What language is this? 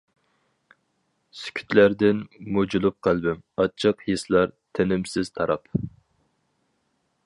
Uyghur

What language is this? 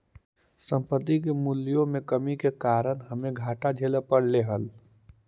Magahi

